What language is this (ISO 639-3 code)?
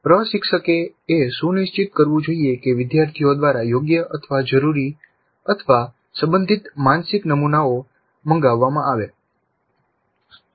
guj